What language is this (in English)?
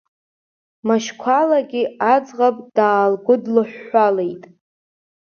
Abkhazian